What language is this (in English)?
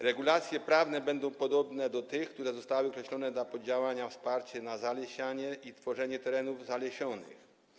Polish